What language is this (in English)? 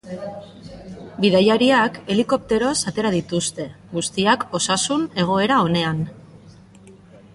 Basque